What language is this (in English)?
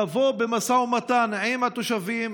Hebrew